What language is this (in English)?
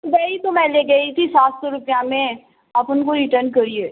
Urdu